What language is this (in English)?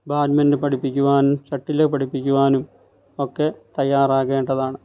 Malayalam